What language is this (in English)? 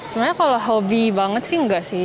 Indonesian